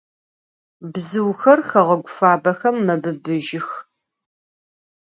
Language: Adyghe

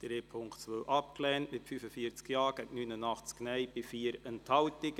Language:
Swiss German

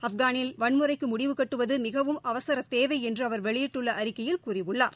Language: Tamil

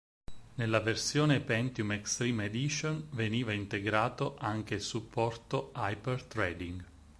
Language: Italian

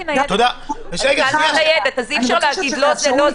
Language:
Hebrew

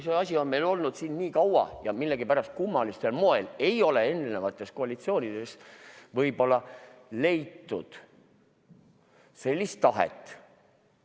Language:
Estonian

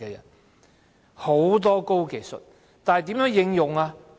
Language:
Cantonese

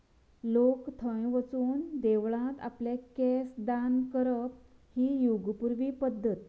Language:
Konkani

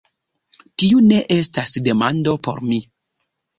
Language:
Esperanto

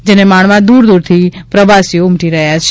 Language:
Gujarati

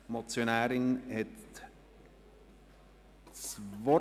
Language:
Swiss German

